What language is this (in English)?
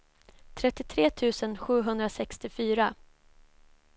Swedish